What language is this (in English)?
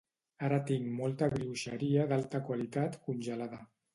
Catalan